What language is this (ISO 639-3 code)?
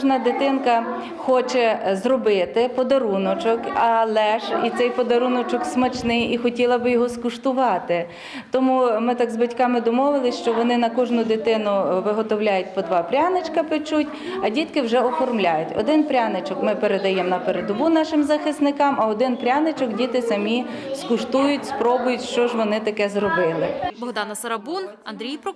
ukr